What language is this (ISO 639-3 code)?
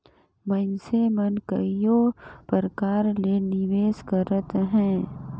hne